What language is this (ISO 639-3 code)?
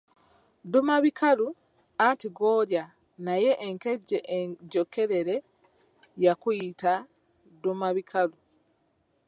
lug